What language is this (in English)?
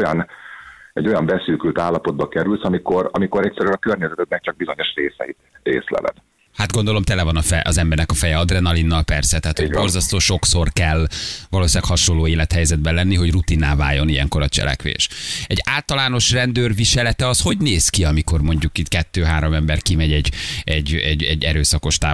Hungarian